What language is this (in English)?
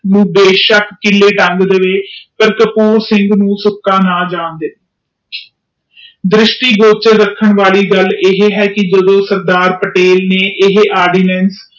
Punjabi